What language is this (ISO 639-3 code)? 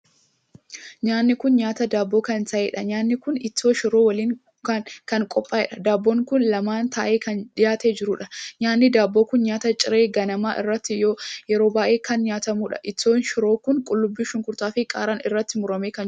orm